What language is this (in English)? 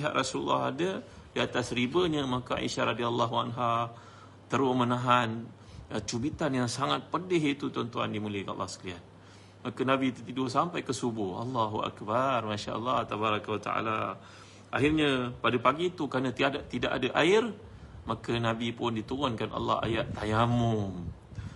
Malay